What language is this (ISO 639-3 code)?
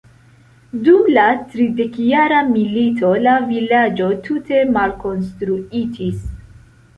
epo